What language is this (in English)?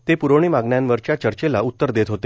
Marathi